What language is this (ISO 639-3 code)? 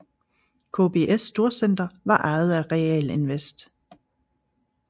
dan